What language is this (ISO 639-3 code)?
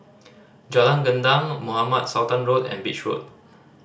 eng